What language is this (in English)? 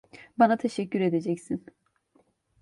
Turkish